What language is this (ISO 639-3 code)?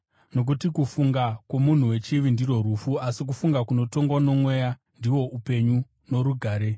sna